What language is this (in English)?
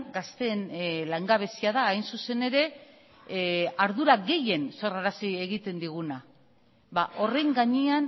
Basque